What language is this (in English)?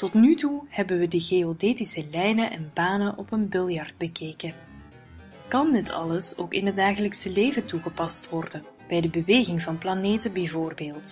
Dutch